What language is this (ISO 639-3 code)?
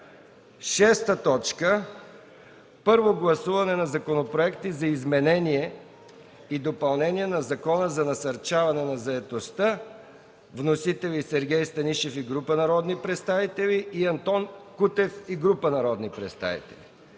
bul